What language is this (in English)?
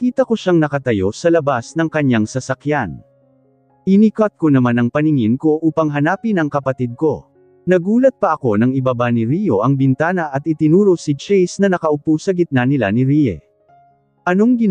Filipino